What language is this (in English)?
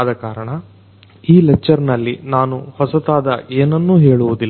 Kannada